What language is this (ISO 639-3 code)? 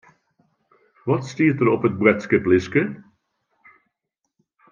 fry